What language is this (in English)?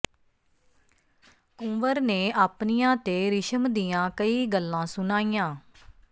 Punjabi